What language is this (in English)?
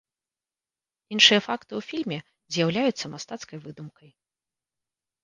Belarusian